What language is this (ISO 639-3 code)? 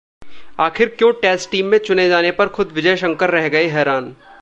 hin